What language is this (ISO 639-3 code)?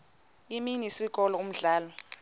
xho